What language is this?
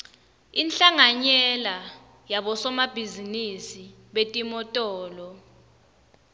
Swati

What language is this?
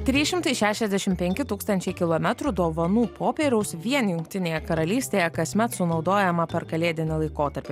Lithuanian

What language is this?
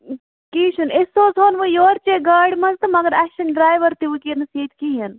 Kashmiri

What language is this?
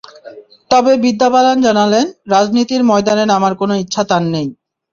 Bangla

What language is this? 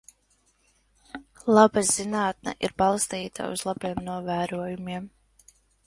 Latvian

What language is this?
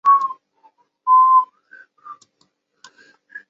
Chinese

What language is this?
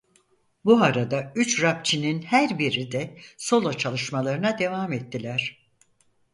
Turkish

